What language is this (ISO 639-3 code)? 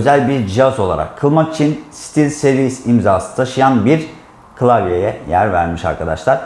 tur